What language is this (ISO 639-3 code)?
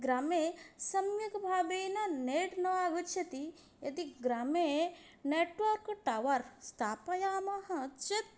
san